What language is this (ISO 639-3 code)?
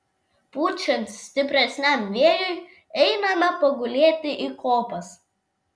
lit